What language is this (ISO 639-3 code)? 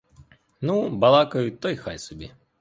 ukr